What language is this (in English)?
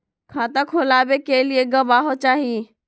Magahi